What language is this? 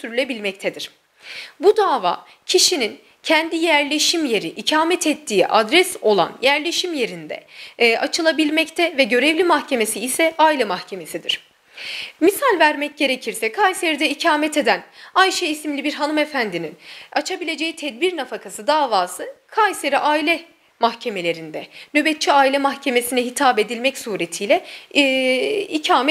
Turkish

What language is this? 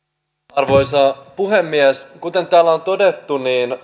Finnish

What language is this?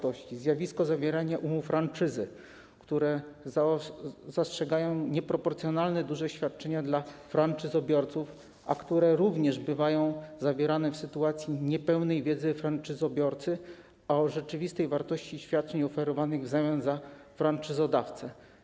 Polish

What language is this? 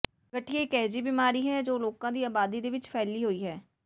Punjabi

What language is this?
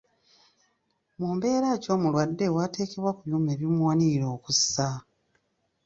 Ganda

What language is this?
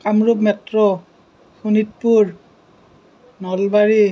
Assamese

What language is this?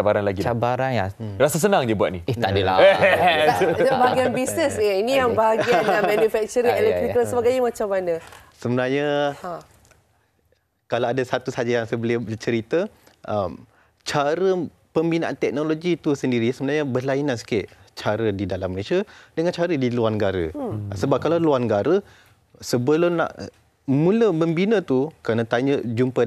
Malay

